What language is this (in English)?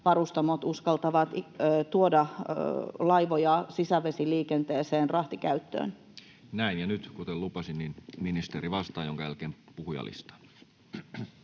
Finnish